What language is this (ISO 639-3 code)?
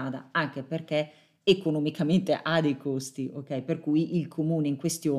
ita